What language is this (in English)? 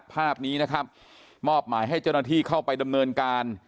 Thai